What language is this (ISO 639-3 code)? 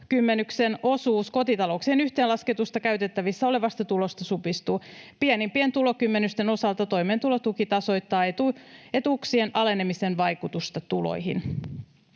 fin